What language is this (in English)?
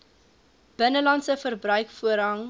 Afrikaans